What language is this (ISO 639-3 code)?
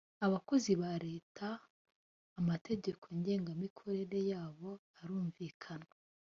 kin